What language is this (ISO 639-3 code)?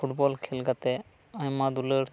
sat